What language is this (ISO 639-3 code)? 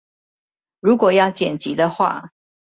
zho